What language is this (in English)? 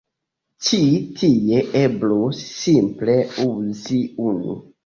Esperanto